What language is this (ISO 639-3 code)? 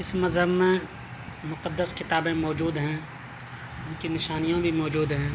urd